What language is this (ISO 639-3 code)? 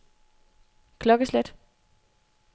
dan